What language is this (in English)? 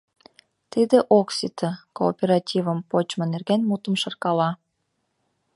Mari